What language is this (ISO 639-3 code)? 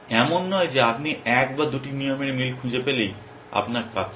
ben